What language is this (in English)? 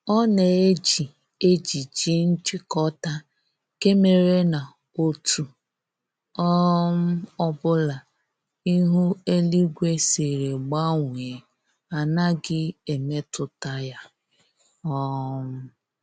Igbo